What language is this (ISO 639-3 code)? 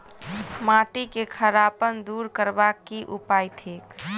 mai